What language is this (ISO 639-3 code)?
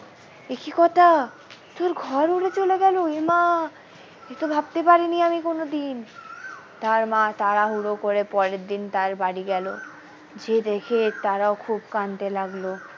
ben